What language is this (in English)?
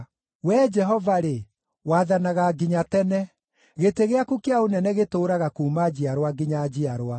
Kikuyu